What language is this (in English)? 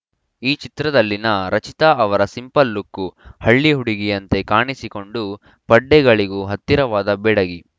Kannada